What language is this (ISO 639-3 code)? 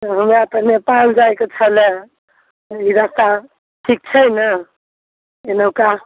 mai